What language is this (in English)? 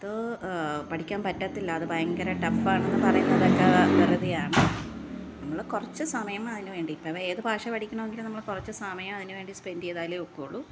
Malayalam